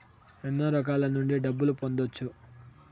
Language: Telugu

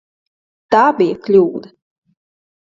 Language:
Latvian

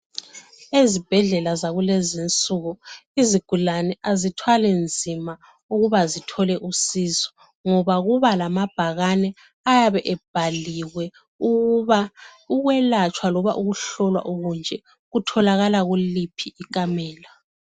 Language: North Ndebele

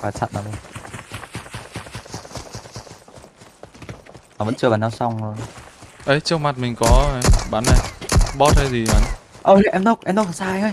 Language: Vietnamese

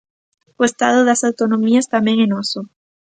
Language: Galician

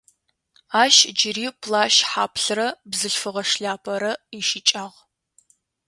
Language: Adyghe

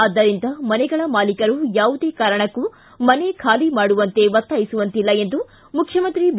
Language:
Kannada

